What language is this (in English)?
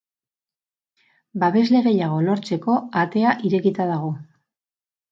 Basque